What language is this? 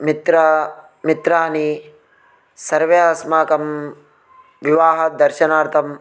Sanskrit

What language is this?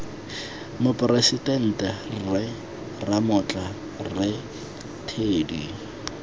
Tswana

